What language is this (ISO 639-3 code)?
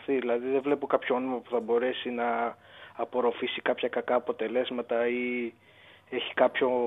ell